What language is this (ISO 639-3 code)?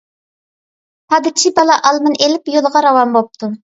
uig